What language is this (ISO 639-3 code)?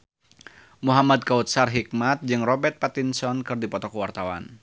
sun